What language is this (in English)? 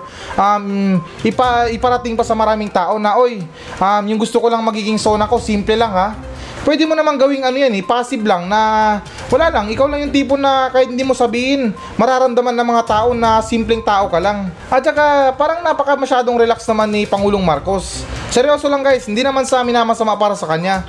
Filipino